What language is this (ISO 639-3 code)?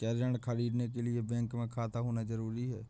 hin